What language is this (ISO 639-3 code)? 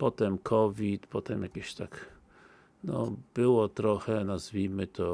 pol